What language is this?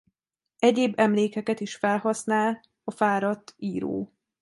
Hungarian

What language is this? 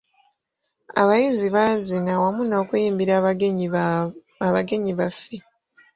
Ganda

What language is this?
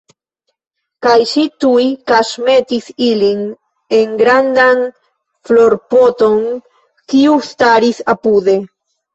Esperanto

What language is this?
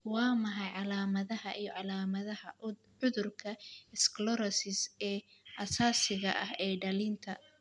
Somali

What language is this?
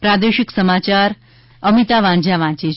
Gujarati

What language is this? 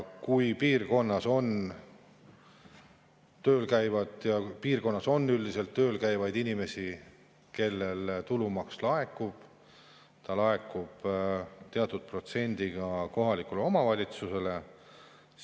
Estonian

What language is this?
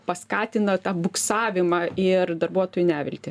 Lithuanian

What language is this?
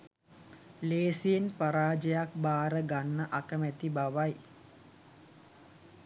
Sinhala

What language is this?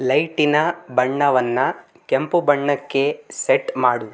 Kannada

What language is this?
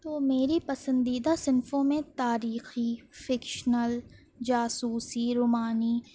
Urdu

